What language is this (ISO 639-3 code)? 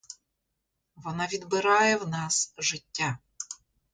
ukr